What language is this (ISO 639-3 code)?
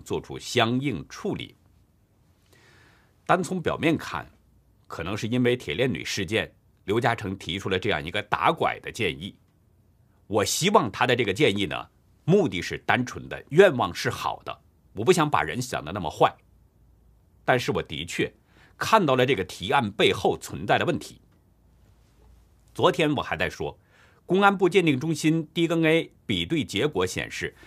zho